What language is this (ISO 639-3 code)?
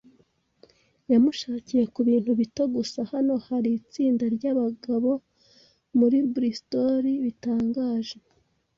kin